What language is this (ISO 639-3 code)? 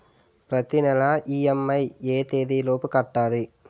tel